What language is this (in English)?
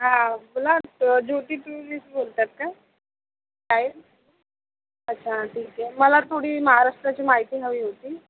Marathi